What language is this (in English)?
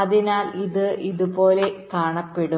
Malayalam